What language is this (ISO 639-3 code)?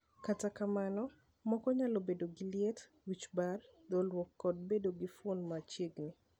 luo